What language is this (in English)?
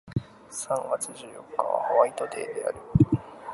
Japanese